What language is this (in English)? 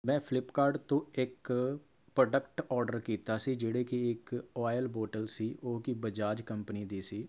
Punjabi